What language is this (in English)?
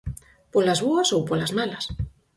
Galician